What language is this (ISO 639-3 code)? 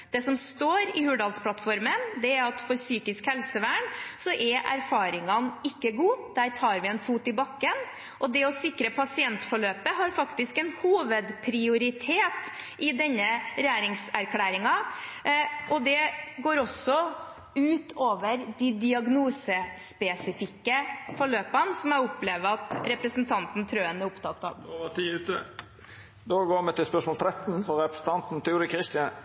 nor